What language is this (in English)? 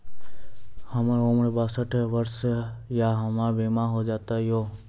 Maithili